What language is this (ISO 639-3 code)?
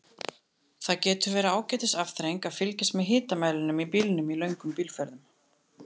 isl